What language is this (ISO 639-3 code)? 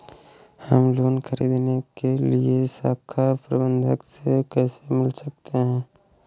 hin